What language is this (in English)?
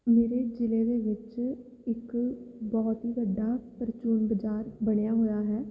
Punjabi